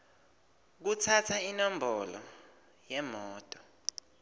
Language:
Swati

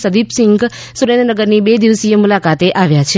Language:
Gujarati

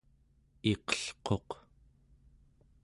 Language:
Central Yupik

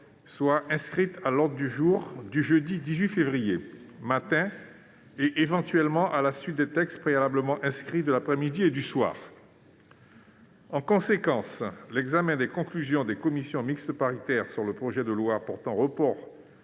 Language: French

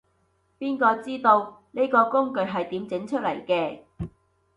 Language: Cantonese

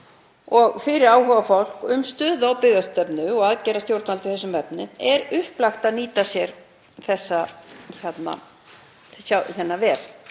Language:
Icelandic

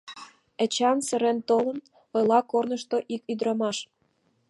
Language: Mari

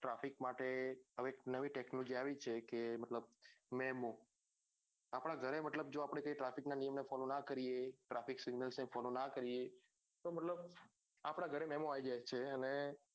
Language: Gujarati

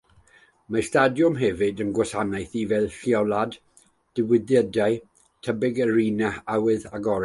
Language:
Welsh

